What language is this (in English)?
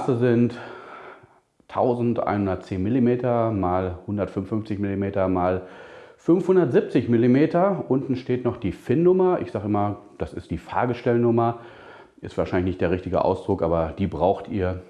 German